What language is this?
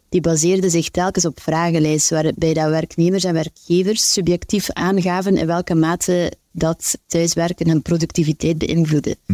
Dutch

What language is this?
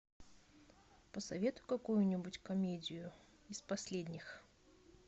Russian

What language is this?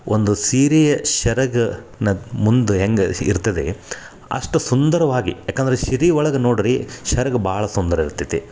Kannada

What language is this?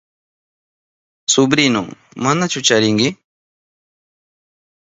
Southern Pastaza Quechua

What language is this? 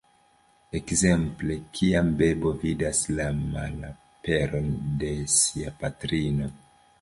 Esperanto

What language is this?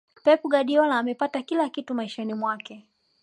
Swahili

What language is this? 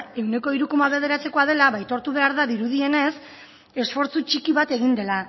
Basque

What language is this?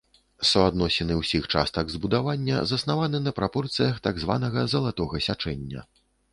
Belarusian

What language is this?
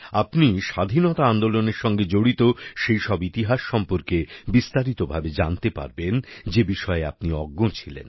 Bangla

